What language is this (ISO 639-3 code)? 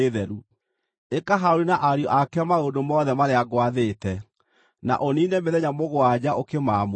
kik